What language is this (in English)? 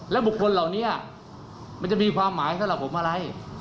Thai